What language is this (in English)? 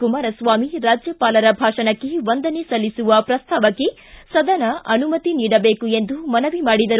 Kannada